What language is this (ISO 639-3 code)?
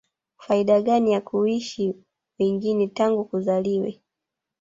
swa